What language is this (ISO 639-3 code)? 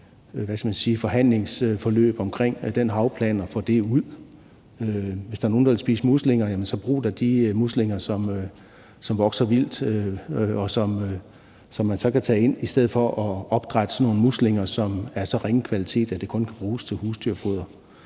dan